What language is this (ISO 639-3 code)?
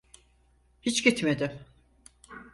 tur